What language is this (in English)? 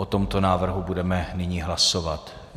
Czech